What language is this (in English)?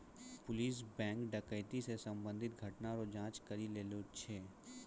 Maithili